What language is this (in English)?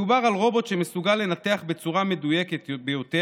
Hebrew